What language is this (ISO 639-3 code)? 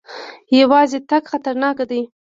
pus